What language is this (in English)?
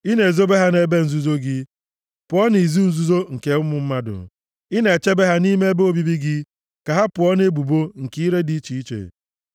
Igbo